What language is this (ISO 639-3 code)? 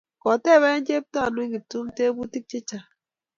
kln